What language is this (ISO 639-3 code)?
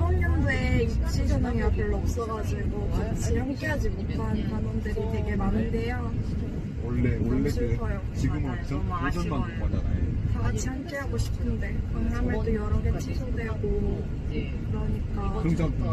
kor